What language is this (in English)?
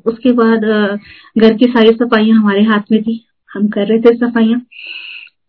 Hindi